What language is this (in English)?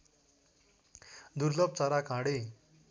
Nepali